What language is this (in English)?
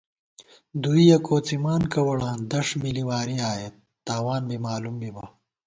Gawar-Bati